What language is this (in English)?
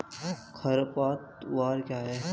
Hindi